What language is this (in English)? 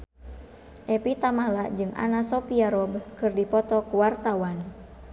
Sundanese